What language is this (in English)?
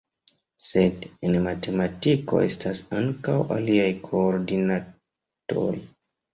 Esperanto